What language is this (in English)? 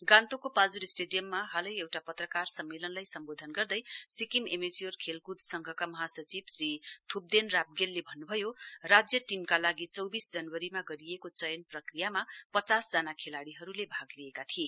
Nepali